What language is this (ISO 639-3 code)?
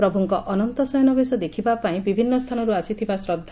ori